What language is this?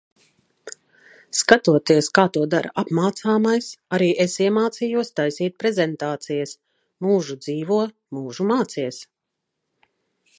Latvian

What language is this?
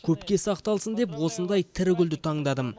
Kazakh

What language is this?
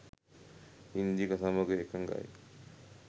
Sinhala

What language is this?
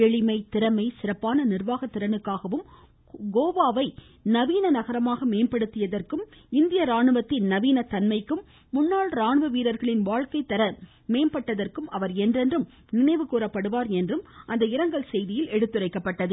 Tamil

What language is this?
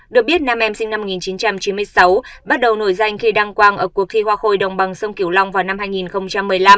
Vietnamese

